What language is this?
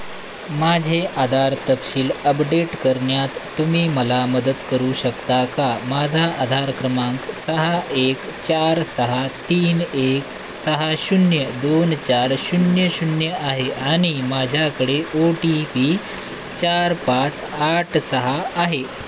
Marathi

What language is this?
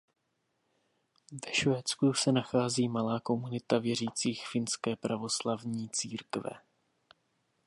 Czech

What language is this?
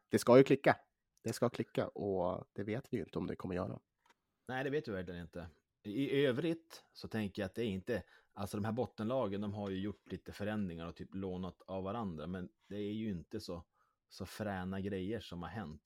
Swedish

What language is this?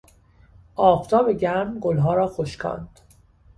Persian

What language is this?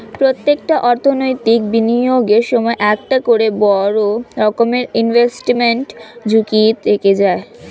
Bangla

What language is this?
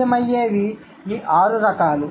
Telugu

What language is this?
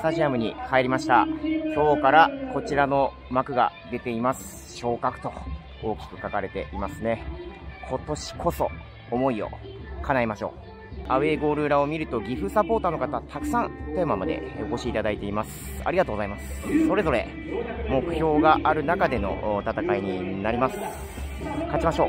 Japanese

